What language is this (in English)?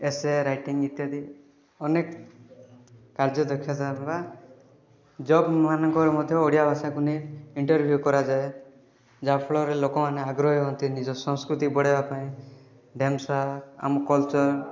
Odia